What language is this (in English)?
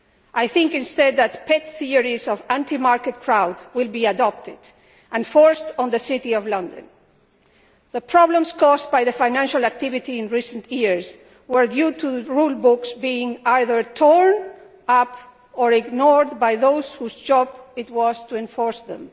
English